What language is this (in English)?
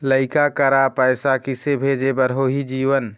Chhattisgarhi